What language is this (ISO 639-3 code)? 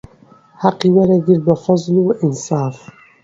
ckb